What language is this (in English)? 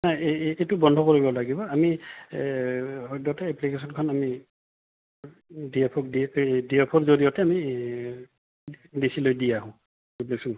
Assamese